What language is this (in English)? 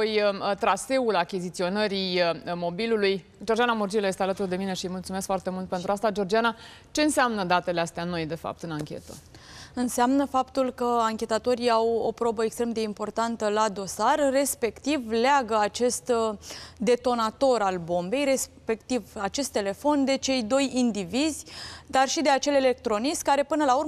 Romanian